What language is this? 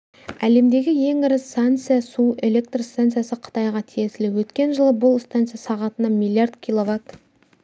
Kazakh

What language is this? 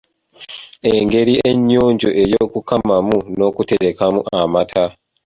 Ganda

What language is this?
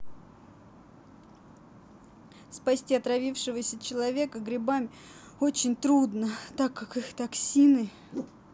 Russian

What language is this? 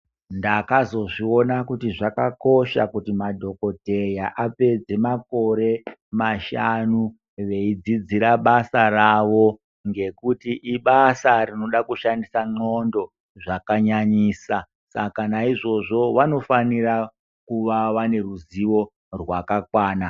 Ndau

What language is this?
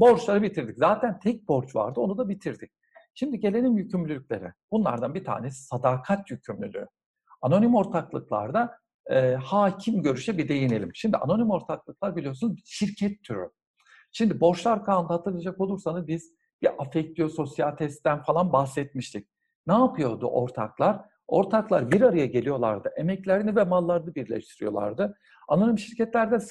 Turkish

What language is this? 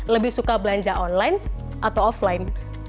Indonesian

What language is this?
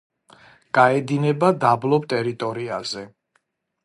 Georgian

